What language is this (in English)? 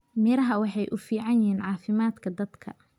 Somali